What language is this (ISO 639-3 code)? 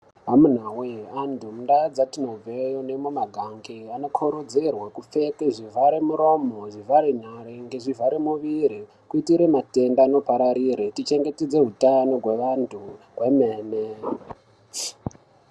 ndc